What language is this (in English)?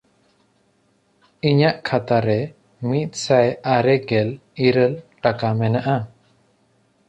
Santali